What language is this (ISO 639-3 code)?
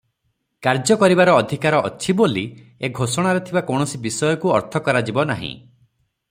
ori